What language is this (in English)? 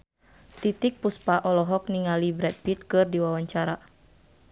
Sundanese